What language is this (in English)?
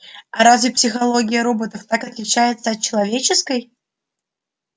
Russian